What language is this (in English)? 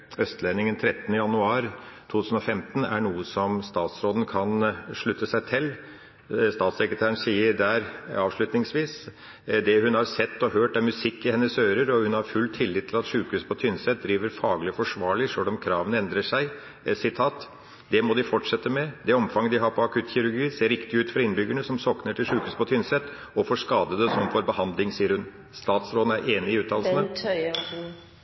Norwegian Bokmål